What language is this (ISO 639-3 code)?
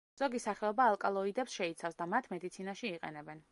kat